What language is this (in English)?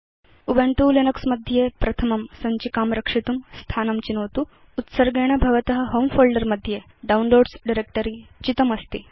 Sanskrit